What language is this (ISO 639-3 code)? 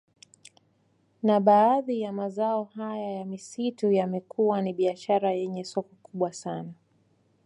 swa